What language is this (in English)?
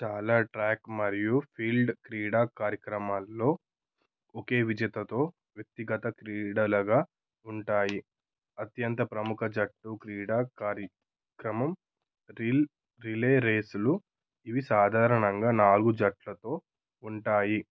Telugu